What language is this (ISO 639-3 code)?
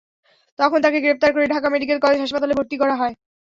ben